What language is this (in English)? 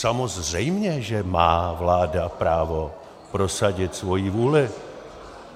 Czech